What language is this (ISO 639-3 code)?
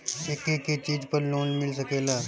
bho